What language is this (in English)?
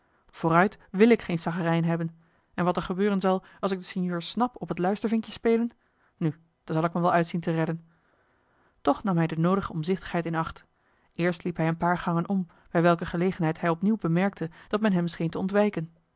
Dutch